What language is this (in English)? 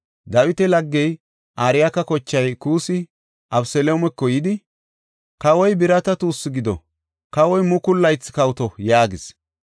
Gofa